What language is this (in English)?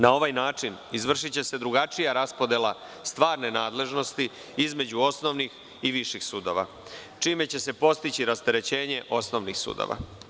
Serbian